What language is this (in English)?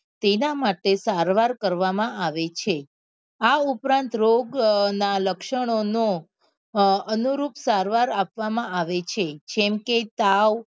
Gujarati